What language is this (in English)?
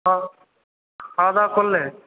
Bangla